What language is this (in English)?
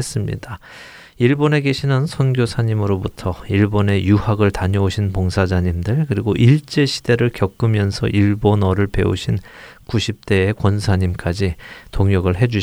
Korean